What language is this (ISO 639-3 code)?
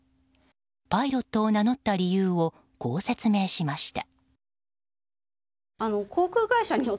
jpn